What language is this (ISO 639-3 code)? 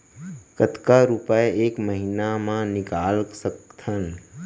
hne